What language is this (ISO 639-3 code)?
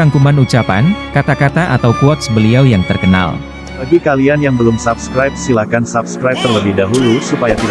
ind